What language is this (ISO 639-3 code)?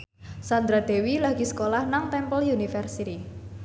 jav